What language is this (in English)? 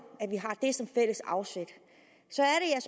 Danish